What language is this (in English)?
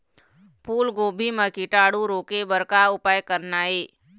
Chhattisgarhi